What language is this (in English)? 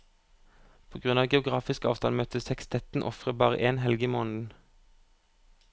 Norwegian